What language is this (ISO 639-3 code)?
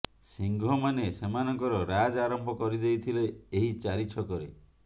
ori